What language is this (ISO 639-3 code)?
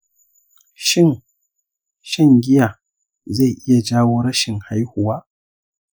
hau